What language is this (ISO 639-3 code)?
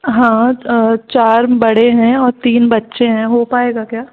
hin